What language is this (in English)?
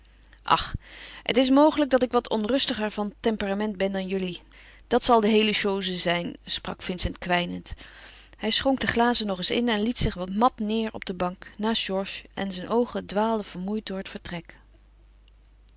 Dutch